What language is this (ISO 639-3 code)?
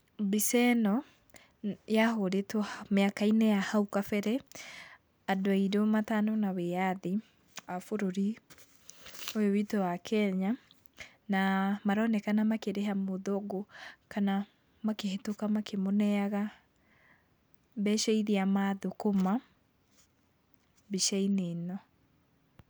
kik